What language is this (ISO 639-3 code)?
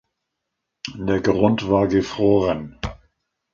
deu